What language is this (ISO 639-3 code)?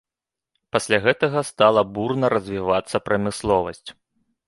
bel